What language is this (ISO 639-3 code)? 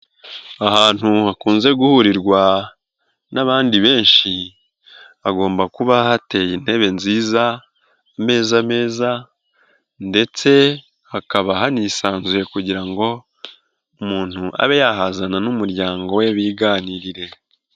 kin